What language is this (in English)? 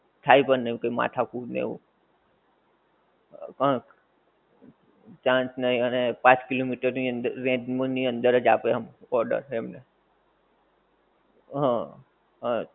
Gujarati